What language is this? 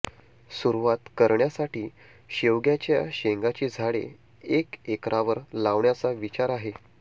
Marathi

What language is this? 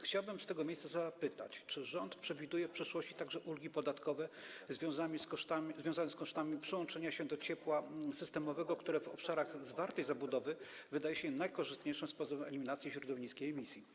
Polish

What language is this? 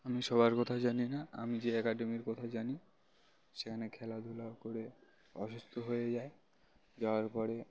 Bangla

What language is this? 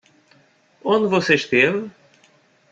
Portuguese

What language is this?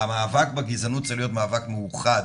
Hebrew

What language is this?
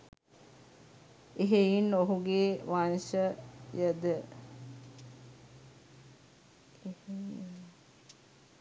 Sinhala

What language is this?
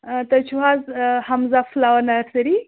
Kashmiri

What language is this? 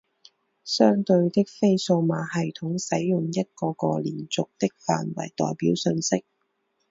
Chinese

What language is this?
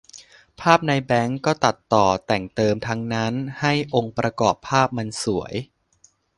Thai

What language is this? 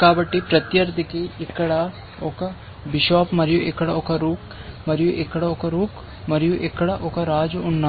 Telugu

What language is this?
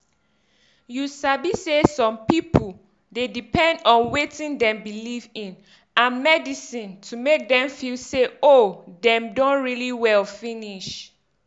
Nigerian Pidgin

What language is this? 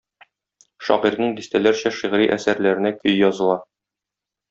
Tatar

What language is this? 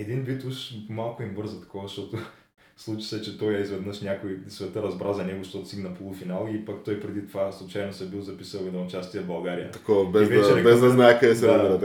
Bulgarian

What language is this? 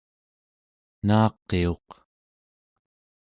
Central Yupik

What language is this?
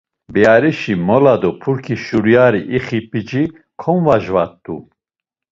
Laz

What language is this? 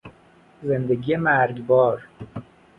Persian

